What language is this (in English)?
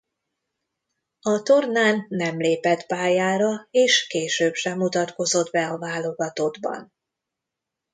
Hungarian